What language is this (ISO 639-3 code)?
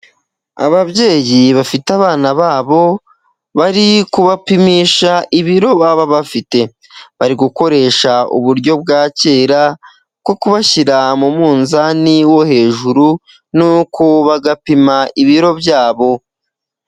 kin